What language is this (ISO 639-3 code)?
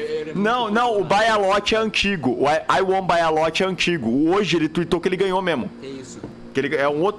por